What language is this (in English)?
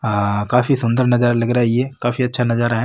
Marwari